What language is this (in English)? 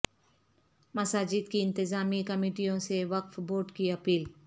Urdu